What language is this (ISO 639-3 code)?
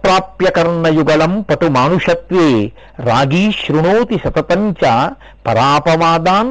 tel